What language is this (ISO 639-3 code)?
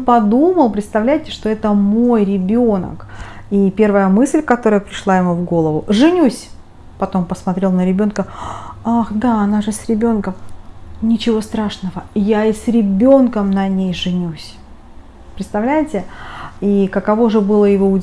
rus